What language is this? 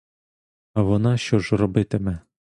Ukrainian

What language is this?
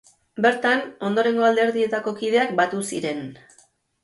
Basque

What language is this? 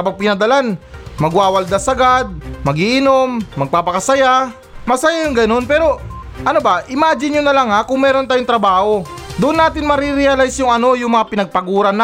Filipino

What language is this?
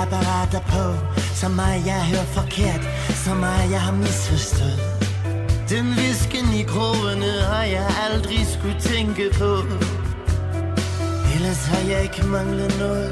Danish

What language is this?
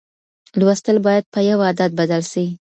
Pashto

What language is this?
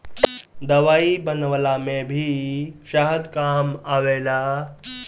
Bhojpuri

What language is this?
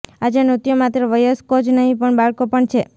Gujarati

